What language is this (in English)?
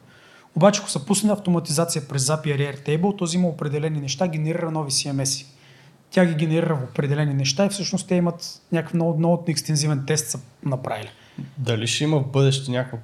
Bulgarian